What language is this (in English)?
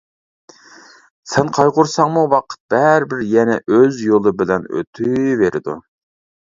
Uyghur